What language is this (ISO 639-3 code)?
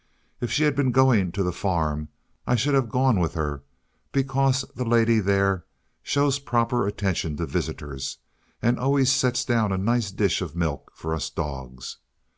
eng